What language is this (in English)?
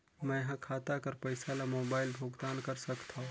Chhattisgarhi